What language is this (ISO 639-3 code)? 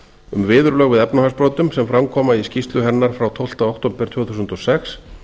isl